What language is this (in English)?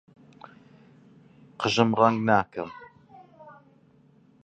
Central Kurdish